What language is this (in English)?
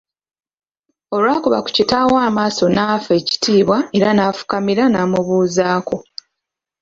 Ganda